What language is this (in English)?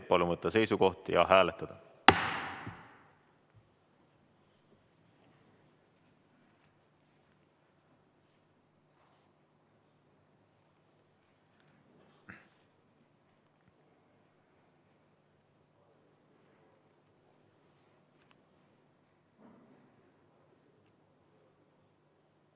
Estonian